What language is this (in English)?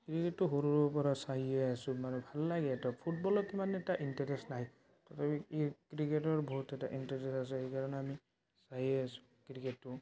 Assamese